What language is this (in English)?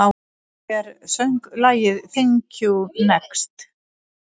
Icelandic